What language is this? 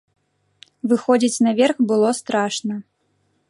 Belarusian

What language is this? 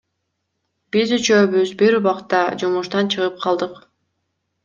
Kyrgyz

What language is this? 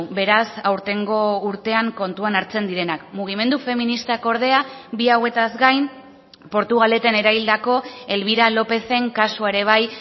Basque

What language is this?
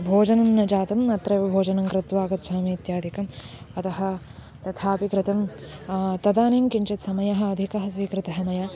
Sanskrit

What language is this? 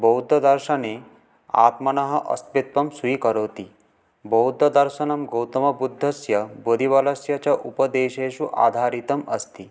Sanskrit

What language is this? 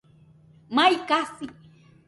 Nüpode Huitoto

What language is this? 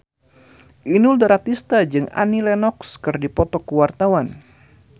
Sundanese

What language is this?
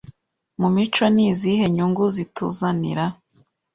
Kinyarwanda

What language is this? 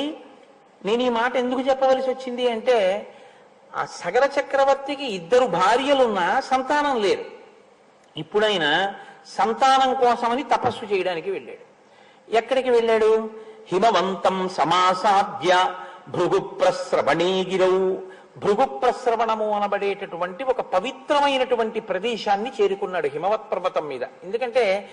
Telugu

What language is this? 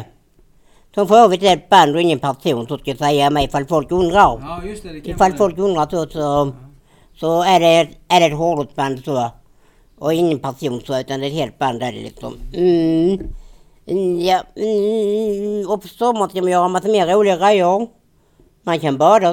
Swedish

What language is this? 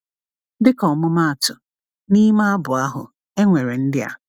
Igbo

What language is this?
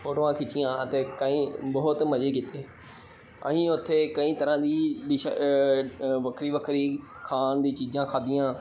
Punjabi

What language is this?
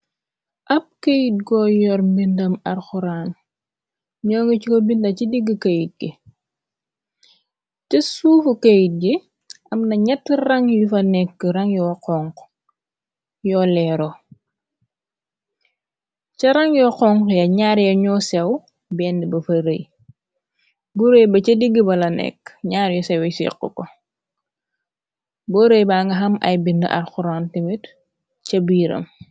Wolof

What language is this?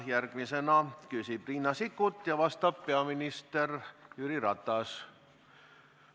Estonian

